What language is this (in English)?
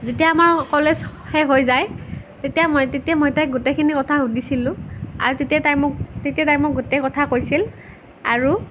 Assamese